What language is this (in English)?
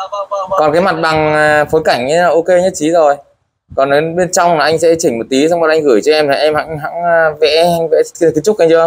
Vietnamese